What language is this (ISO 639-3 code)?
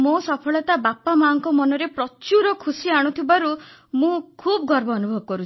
ori